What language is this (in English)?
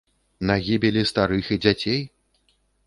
Belarusian